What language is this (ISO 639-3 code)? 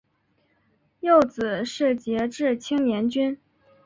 zho